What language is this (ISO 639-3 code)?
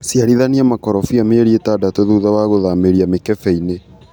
kik